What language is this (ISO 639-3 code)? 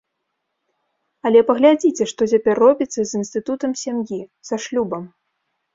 bel